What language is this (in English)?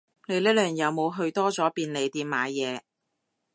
Cantonese